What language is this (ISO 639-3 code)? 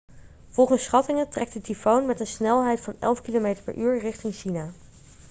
nld